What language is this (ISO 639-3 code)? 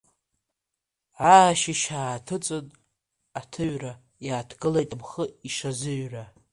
abk